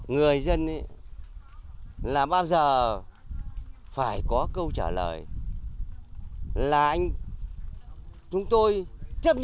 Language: Vietnamese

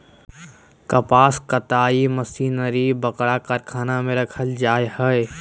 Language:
Magahi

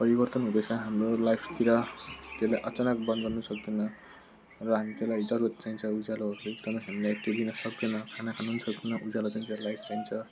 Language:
Nepali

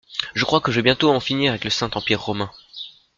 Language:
French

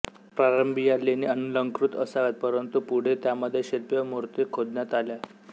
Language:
Marathi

